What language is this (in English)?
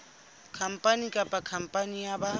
Southern Sotho